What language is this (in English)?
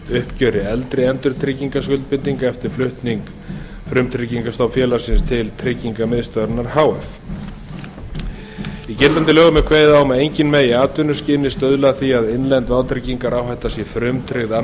Icelandic